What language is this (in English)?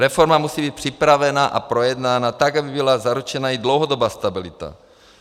Czech